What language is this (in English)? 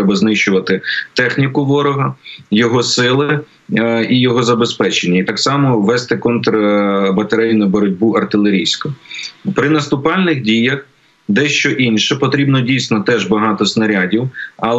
Ukrainian